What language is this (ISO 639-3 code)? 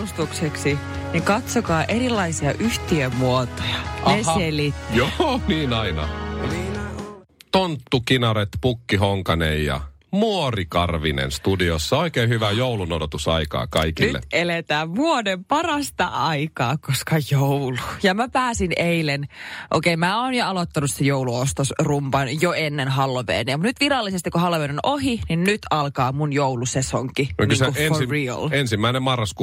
fin